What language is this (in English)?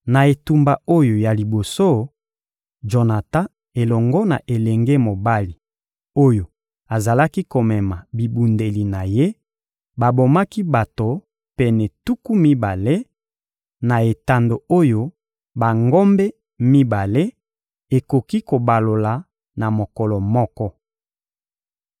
Lingala